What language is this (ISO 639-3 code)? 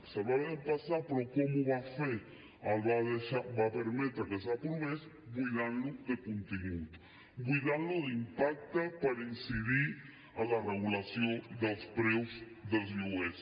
cat